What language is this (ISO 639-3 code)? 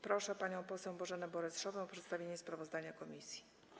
pol